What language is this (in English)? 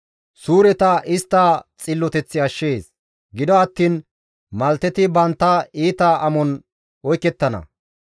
Gamo